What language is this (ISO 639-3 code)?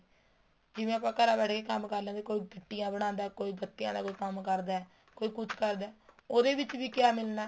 pan